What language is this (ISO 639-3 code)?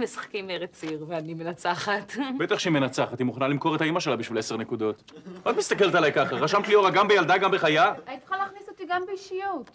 heb